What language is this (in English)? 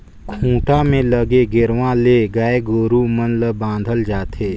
Chhattisgarhi